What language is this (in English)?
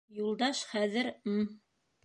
Bashkir